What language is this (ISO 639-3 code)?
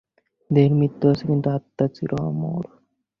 ben